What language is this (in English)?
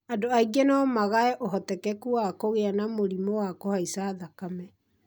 Kikuyu